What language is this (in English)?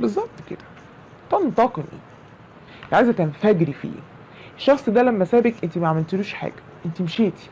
Arabic